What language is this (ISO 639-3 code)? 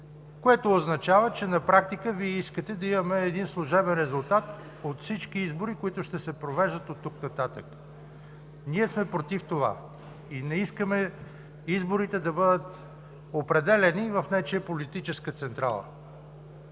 bul